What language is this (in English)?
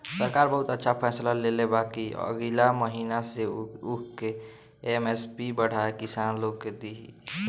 Bhojpuri